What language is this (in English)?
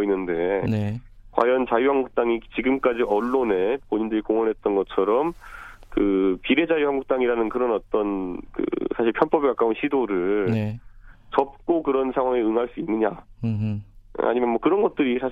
Korean